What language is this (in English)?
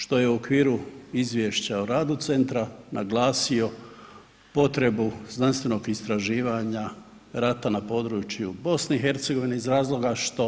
Croatian